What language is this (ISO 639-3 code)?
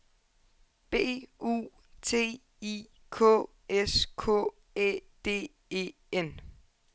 dan